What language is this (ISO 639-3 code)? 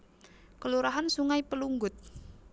jav